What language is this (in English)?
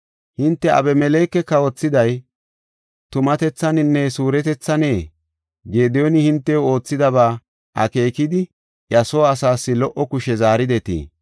Gofa